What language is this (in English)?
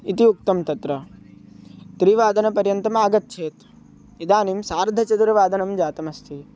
Sanskrit